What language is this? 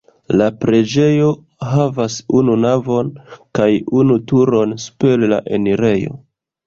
Esperanto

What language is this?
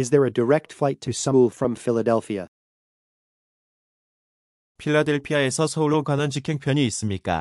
Korean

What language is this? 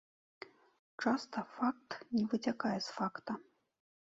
Belarusian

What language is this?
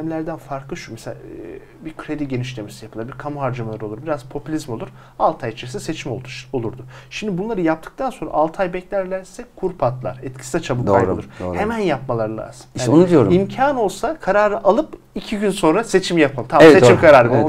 Turkish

